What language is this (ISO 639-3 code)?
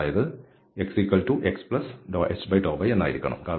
mal